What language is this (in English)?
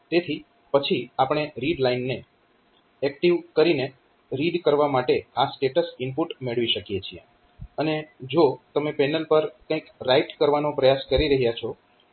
Gujarati